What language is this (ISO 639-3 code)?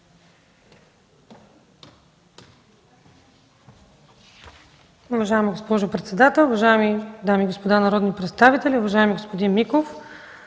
bul